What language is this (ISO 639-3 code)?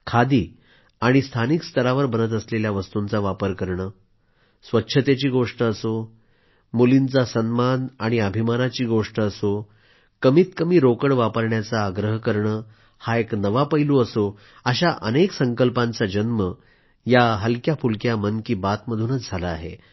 mar